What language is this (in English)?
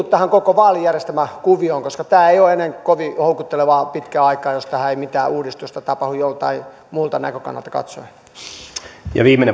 Finnish